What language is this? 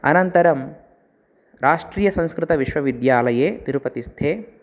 Sanskrit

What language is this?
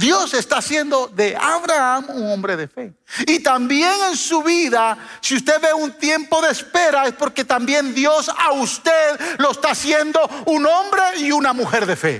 Spanish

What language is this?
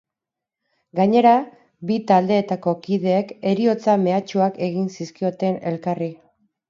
Basque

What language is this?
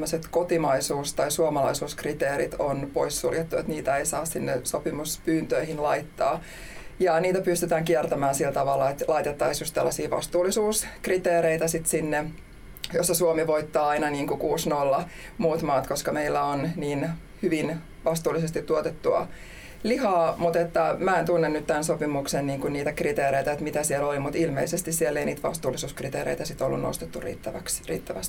Finnish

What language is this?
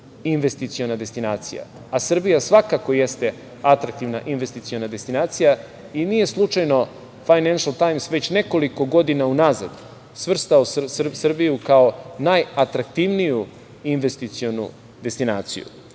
Serbian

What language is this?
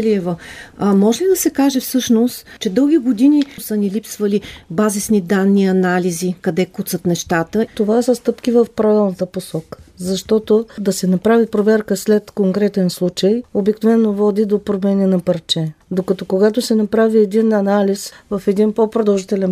Bulgarian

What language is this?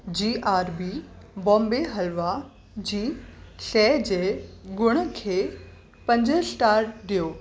Sindhi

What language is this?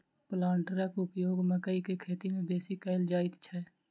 Maithili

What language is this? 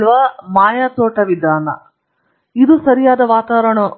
Kannada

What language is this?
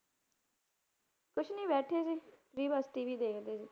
Punjabi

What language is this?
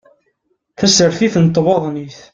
Kabyle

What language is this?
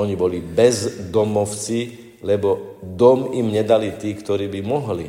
Slovak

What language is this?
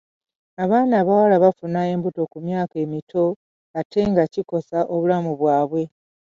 Ganda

